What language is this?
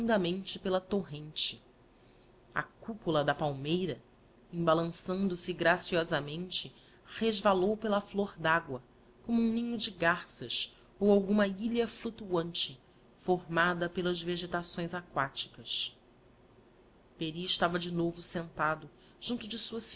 Portuguese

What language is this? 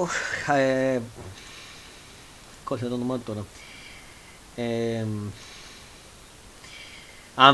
Greek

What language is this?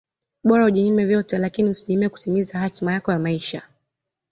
Swahili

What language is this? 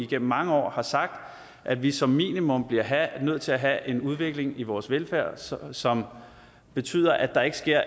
Danish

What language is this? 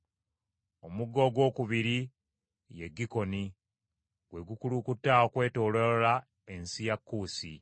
Ganda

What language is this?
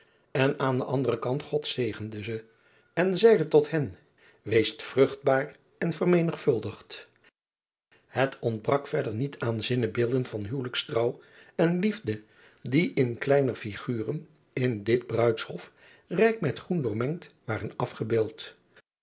Dutch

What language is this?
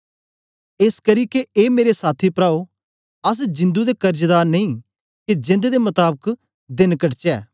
Dogri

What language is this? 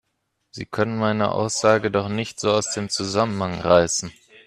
German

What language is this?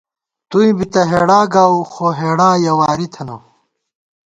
Gawar-Bati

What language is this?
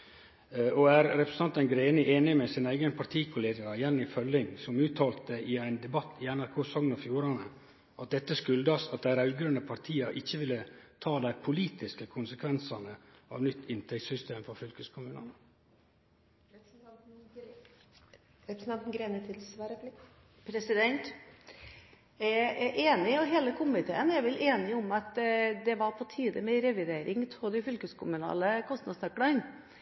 Norwegian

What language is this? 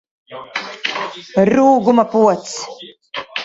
Latvian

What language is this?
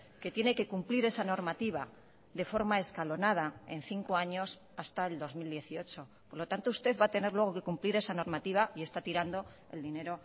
Spanish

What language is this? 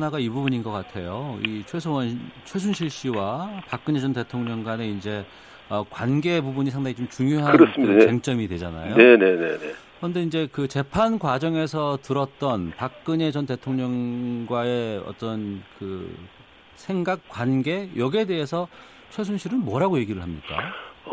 Korean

